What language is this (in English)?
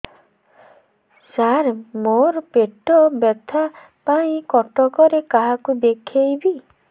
Odia